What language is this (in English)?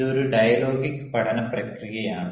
Malayalam